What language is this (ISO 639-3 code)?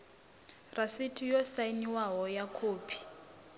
ven